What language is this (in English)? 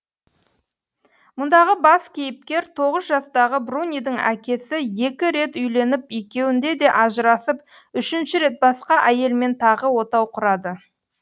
Kazakh